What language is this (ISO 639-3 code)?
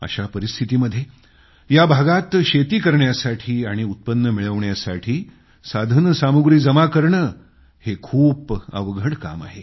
mar